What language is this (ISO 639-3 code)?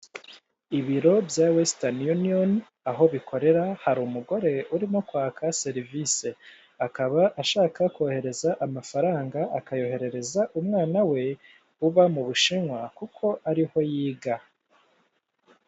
kin